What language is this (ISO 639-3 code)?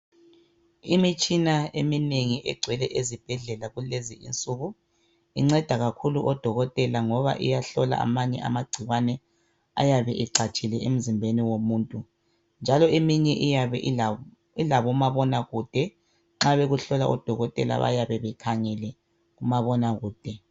nde